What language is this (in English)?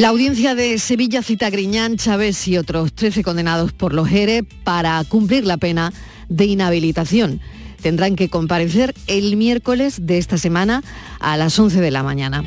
Spanish